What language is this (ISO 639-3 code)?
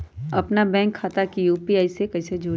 mag